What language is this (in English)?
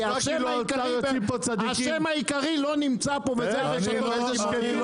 Hebrew